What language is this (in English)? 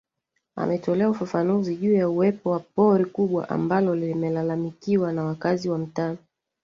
Swahili